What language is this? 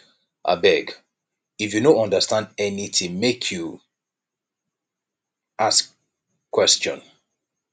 Nigerian Pidgin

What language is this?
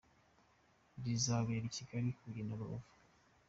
Kinyarwanda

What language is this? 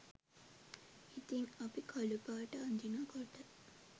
Sinhala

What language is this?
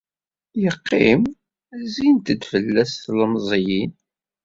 Kabyle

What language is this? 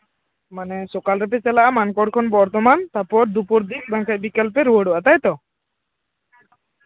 Santali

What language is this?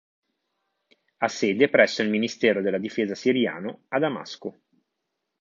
Italian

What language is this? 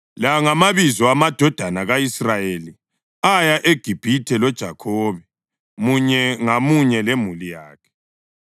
North Ndebele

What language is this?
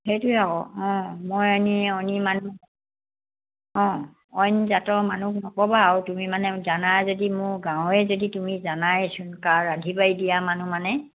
Assamese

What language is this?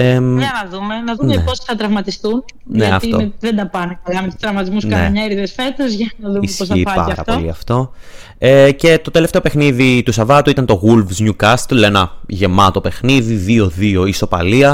Greek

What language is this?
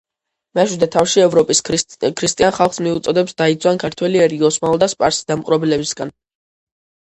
Georgian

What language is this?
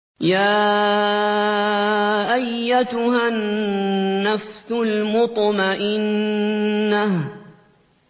Arabic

